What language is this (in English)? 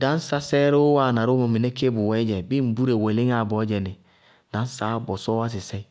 Bago-Kusuntu